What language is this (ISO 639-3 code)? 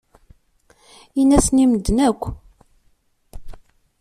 kab